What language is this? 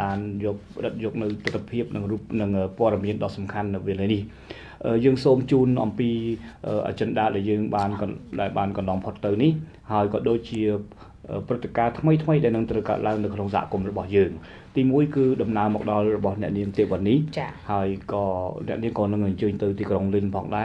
Thai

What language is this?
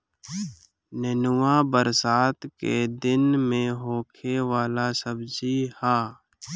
Bhojpuri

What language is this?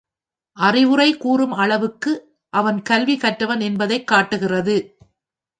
Tamil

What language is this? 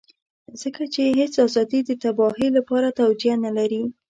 Pashto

